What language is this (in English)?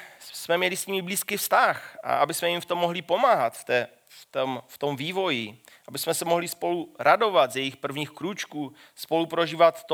Czech